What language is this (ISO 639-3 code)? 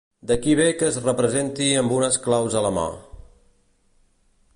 cat